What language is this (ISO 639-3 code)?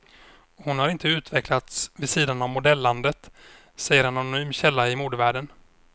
swe